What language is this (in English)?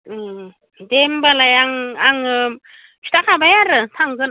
Bodo